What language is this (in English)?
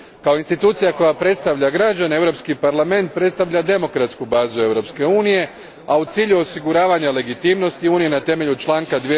Croatian